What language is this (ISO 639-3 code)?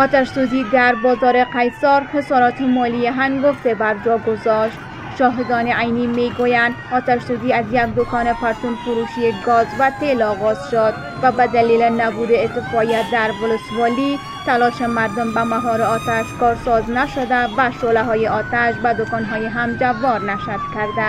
fas